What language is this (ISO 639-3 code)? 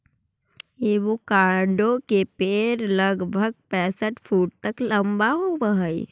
mag